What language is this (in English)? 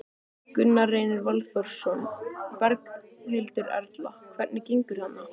Icelandic